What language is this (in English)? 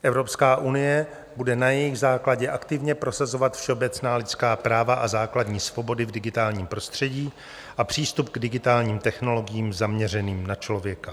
Czech